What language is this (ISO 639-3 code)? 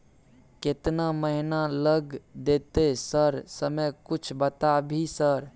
mai